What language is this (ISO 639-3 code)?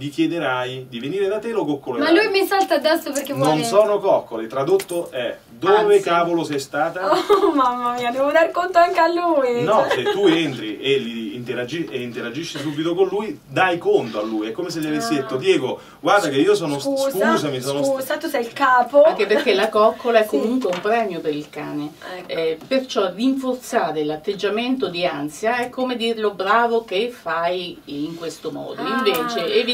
ita